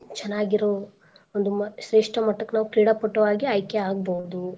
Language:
Kannada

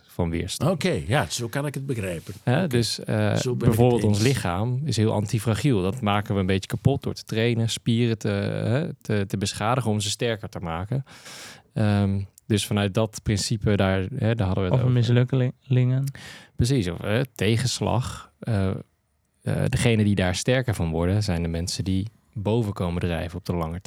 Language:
Dutch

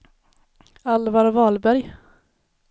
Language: Swedish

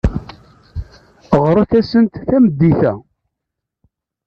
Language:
Kabyle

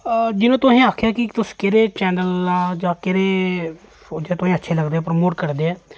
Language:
Dogri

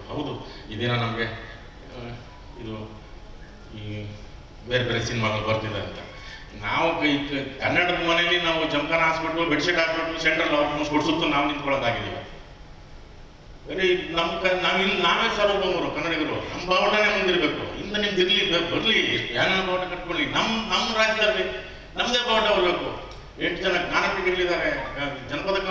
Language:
Indonesian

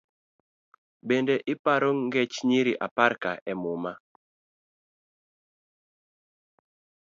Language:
Luo (Kenya and Tanzania)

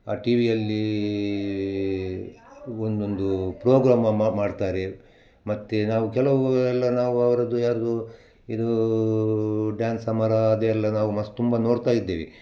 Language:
Kannada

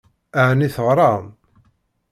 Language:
Kabyle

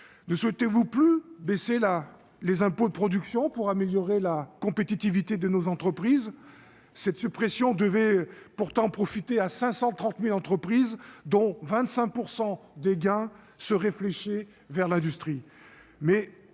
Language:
French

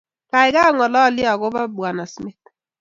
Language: Kalenjin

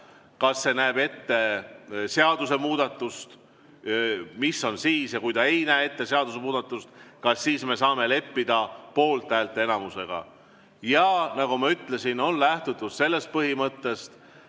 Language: Estonian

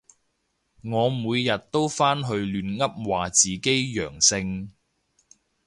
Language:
Cantonese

